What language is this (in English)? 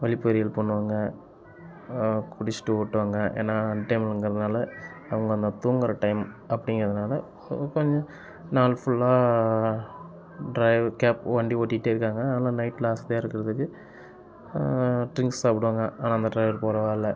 Tamil